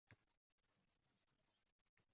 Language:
Uzbek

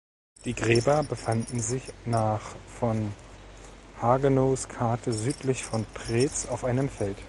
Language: German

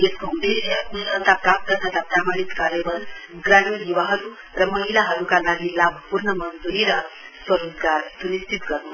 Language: Nepali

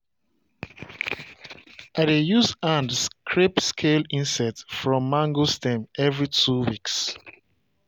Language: Nigerian Pidgin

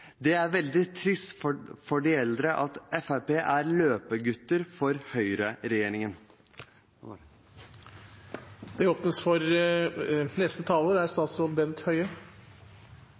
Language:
Norwegian Bokmål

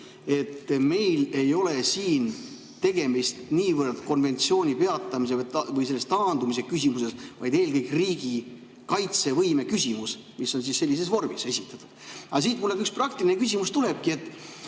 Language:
Estonian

